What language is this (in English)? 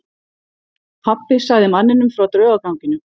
Icelandic